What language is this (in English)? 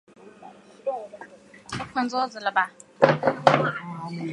Chinese